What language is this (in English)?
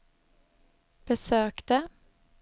Swedish